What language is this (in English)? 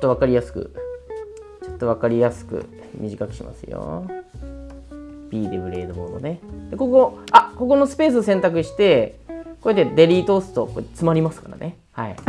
Japanese